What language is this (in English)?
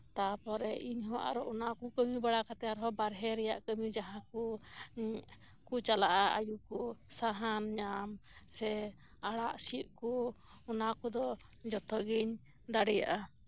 Santali